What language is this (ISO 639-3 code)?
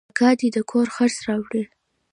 pus